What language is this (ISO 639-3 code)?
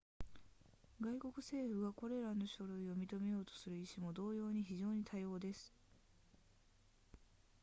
jpn